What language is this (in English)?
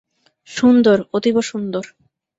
Bangla